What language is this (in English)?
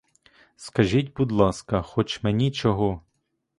Ukrainian